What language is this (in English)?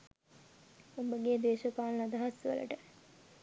Sinhala